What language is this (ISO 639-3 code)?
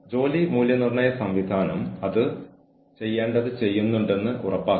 mal